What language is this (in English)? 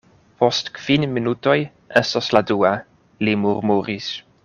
Esperanto